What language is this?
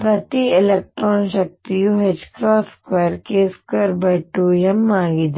Kannada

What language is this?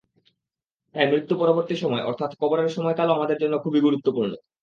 Bangla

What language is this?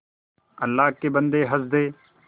Hindi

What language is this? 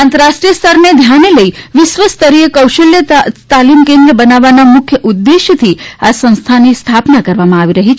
Gujarati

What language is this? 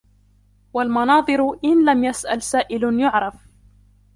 Arabic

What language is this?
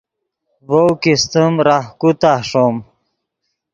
Yidgha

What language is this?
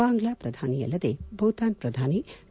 Kannada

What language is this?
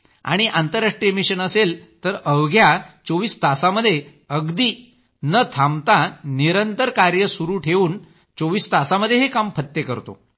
Marathi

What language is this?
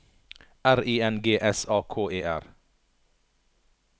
Norwegian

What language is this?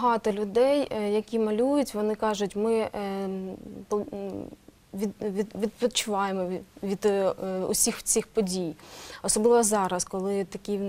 Ukrainian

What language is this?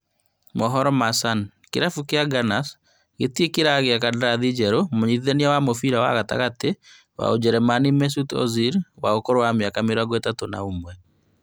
Kikuyu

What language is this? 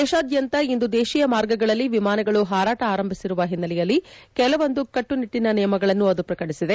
Kannada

